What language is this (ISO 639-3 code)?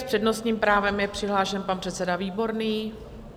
ces